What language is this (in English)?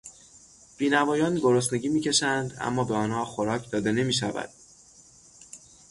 Persian